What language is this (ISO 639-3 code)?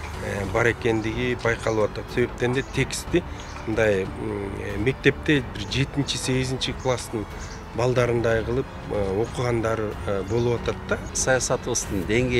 tur